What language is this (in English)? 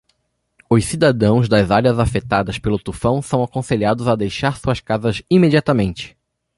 Portuguese